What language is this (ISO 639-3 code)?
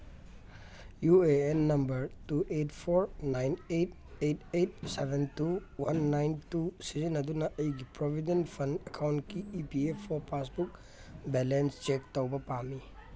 mni